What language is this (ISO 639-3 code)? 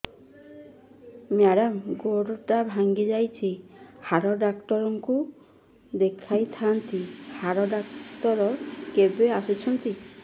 ori